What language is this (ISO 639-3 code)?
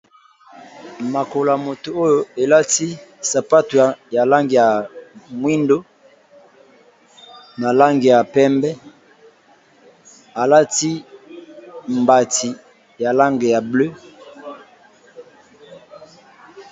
lin